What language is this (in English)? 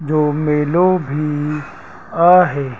Sindhi